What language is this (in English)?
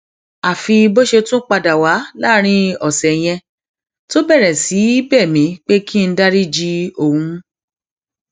Yoruba